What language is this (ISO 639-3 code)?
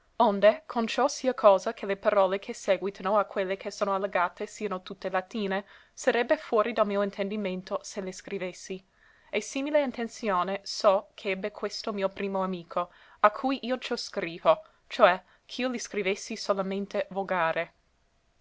ita